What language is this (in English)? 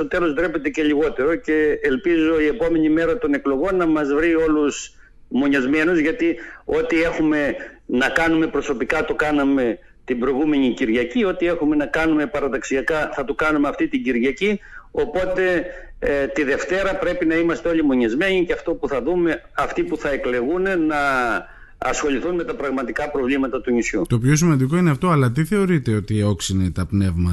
Greek